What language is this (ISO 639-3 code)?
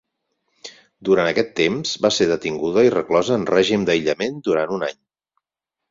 cat